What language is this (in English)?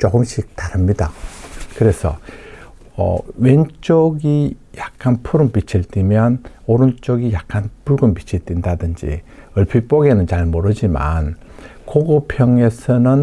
Korean